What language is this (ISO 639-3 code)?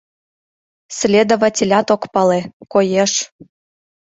chm